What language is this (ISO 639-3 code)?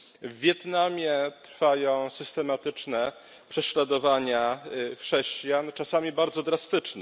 pol